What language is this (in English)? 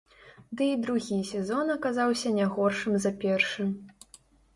Belarusian